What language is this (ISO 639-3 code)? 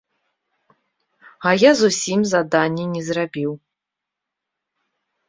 bel